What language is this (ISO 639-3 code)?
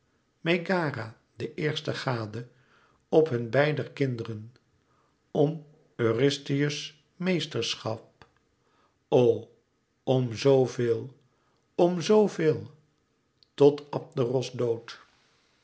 nld